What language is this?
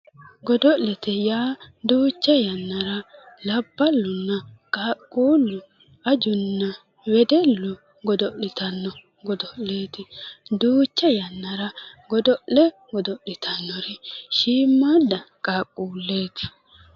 Sidamo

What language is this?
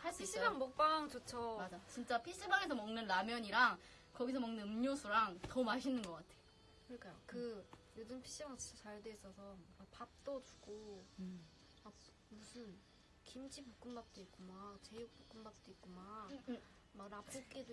Korean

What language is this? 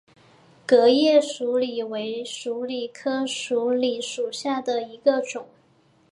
Chinese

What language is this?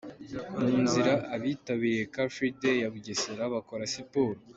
Kinyarwanda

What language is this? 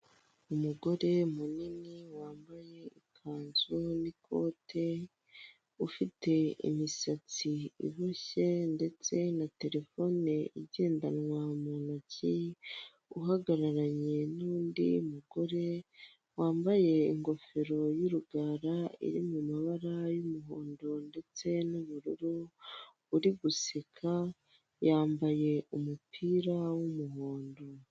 Kinyarwanda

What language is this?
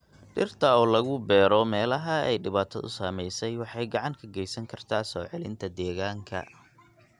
Somali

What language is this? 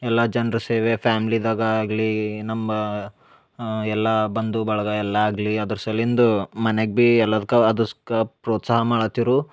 Kannada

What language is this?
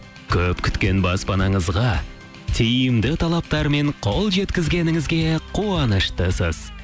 Kazakh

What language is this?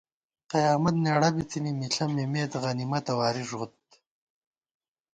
Gawar-Bati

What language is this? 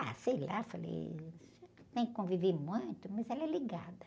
Portuguese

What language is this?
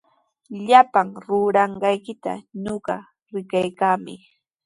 Sihuas Ancash Quechua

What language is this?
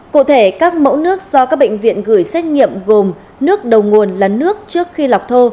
Vietnamese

